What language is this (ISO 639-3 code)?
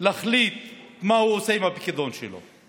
heb